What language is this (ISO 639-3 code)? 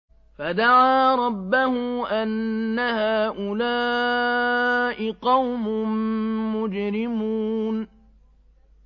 ara